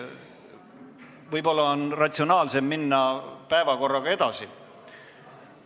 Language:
Estonian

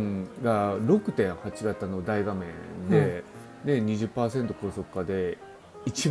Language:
Japanese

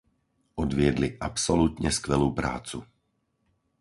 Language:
Slovak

